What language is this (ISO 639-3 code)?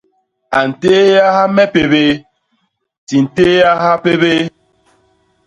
bas